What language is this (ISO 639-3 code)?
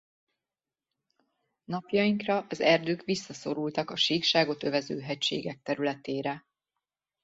hun